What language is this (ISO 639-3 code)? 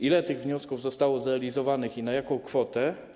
pol